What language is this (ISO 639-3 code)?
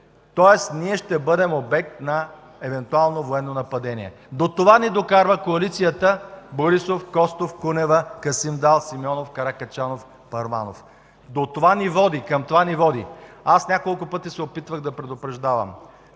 bul